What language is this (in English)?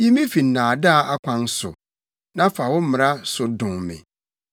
Akan